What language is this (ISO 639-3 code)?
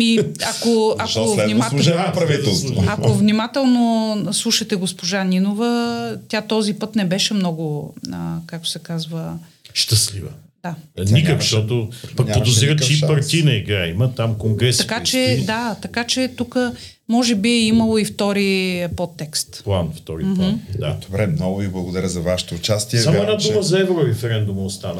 bul